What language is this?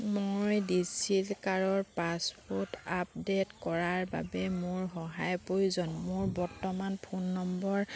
Assamese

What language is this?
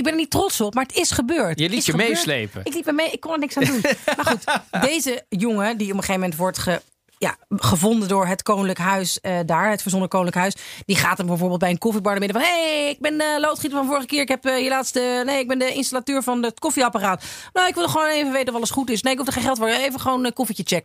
Dutch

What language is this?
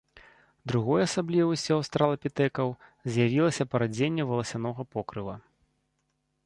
Belarusian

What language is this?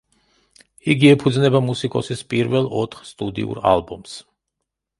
Georgian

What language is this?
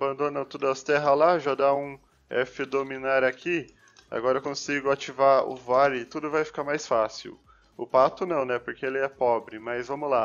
Portuguese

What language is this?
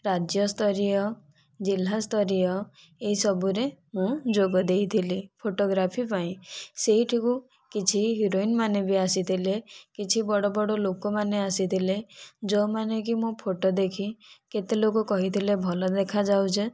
Odia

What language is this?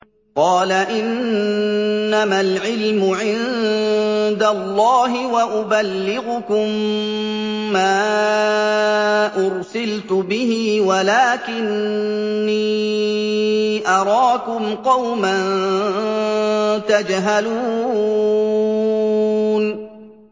Arabic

